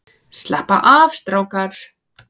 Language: Icelandic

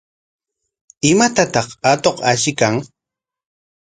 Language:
Corongo Ancash Quechua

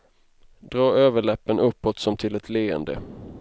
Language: Swedish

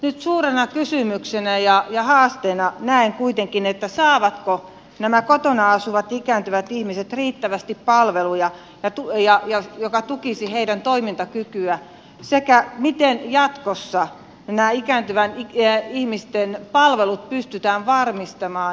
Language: Finnish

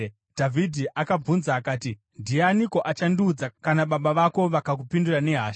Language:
Shona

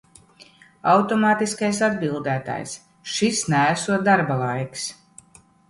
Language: Latvian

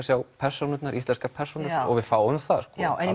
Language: Icelandic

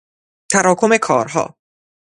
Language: Persian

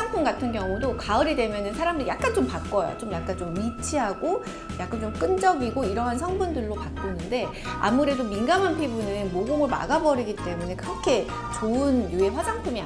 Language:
Korean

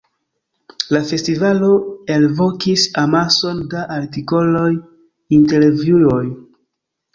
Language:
Esperanto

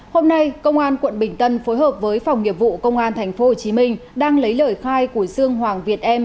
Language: Vietnamese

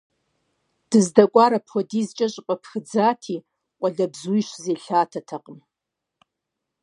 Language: Kabardian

